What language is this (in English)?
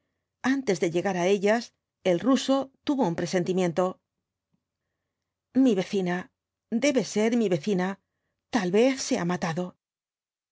Spanish